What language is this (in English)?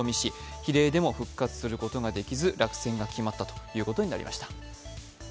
Japanese